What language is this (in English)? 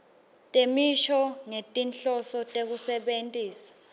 Swati